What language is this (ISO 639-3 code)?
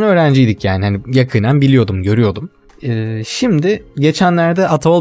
tur